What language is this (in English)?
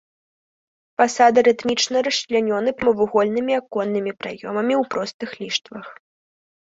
Belarusian